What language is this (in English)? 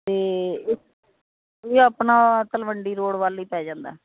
Punjabi